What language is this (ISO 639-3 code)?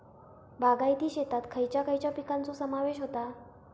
mar